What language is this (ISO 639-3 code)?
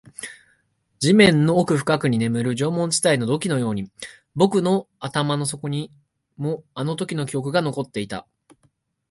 jpn